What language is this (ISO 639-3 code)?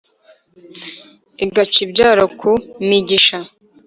kin